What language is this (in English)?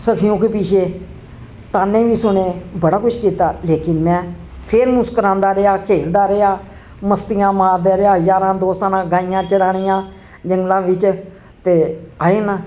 Dogri